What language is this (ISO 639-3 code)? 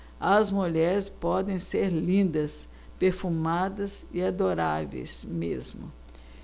por